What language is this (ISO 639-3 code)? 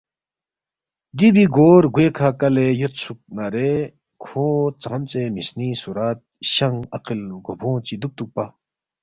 bft